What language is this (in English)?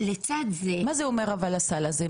Hebrew